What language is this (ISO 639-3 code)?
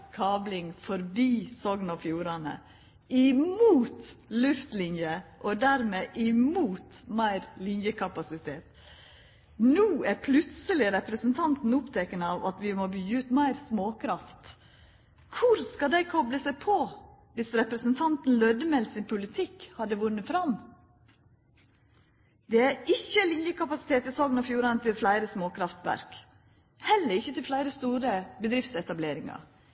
nno